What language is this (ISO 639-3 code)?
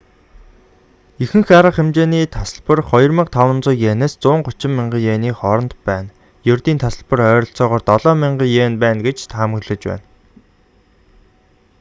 mon